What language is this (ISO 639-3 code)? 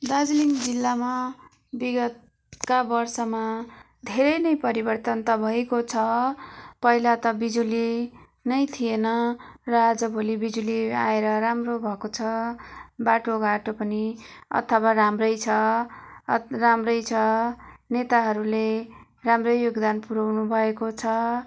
nep